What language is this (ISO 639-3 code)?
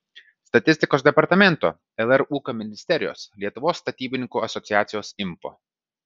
lit